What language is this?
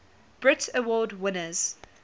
English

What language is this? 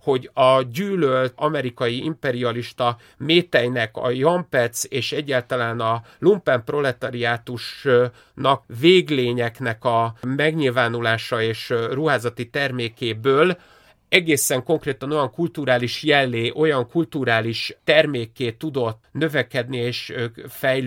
Hungarian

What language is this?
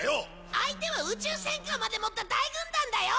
Japanese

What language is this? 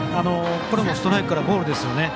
Japanese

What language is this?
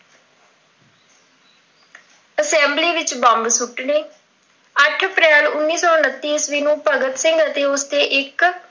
Punjabi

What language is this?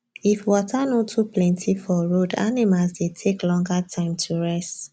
Nigerian Pidgin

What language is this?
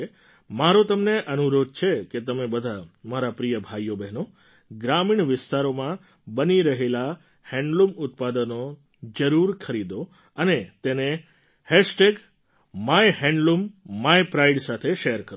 Gujarati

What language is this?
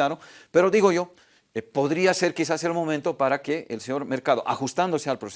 Spanish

